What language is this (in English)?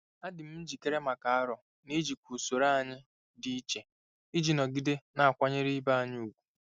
Igbo